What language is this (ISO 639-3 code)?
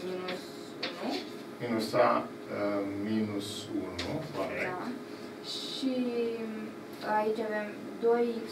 ron